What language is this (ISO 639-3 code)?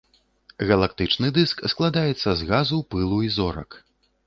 bel